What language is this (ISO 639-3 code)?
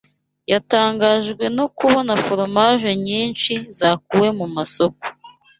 kin